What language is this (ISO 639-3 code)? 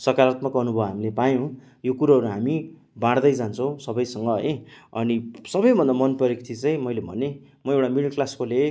nep